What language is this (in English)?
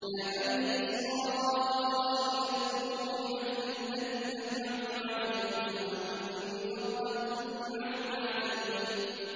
Arabic